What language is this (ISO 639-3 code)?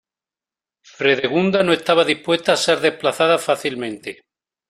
spa